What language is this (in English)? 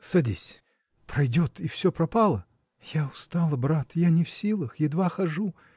Russian